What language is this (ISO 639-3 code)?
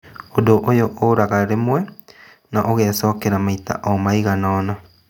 kik